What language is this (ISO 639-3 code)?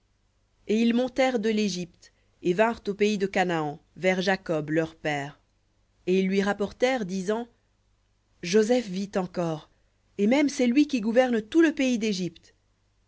fra